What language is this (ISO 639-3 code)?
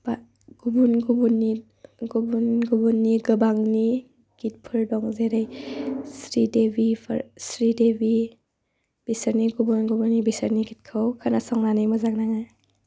brx